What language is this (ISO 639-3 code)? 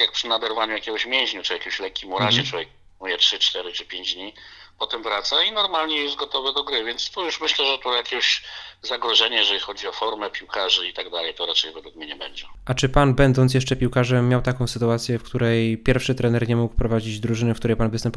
pol